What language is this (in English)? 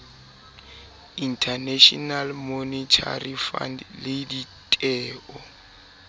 Southern Sotho